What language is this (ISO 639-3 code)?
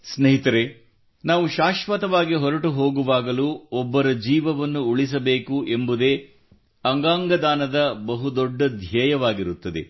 kan